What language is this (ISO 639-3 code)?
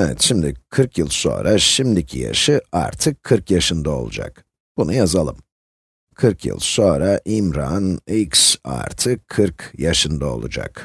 tur